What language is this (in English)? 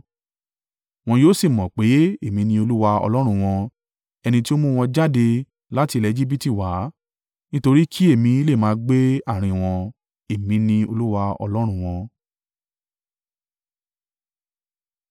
Yoruba